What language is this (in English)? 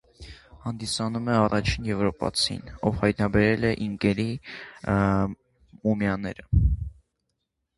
Armenian